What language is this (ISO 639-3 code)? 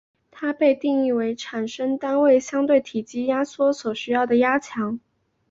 zho